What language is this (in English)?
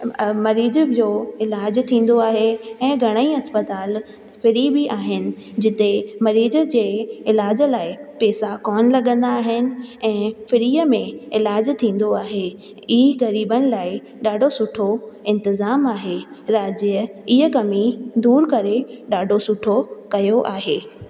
Sindhi